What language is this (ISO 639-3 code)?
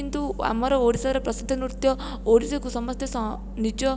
ori